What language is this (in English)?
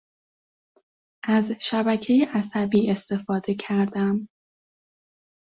Persian